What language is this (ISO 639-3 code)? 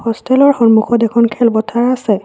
asm